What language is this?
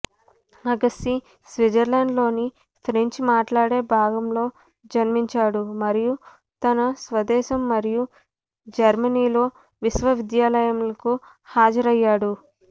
Telugu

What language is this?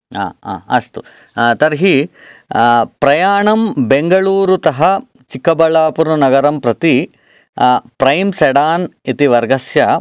Sanskrit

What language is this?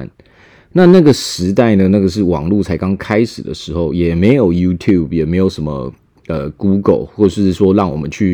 Chinese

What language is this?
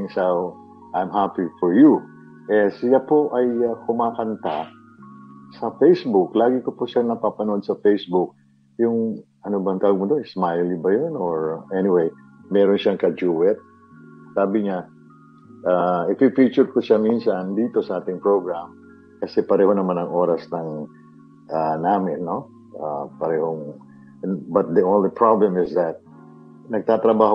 Filipino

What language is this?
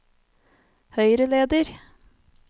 Norwegian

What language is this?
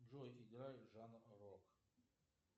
Russian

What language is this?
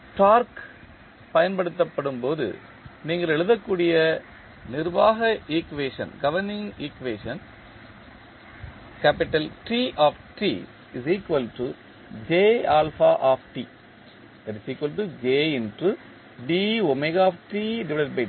Tamil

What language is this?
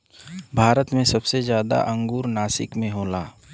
Bhojpuri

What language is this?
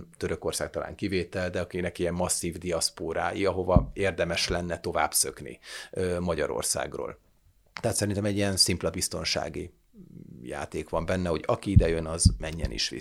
Hungarian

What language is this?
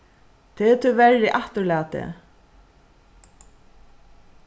Faroese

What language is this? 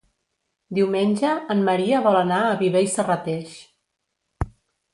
Catalan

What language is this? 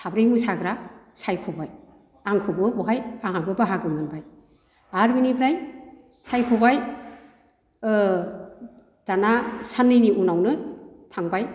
Bodo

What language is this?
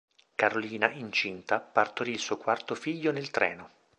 Italian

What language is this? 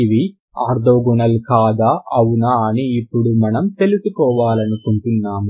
Telugu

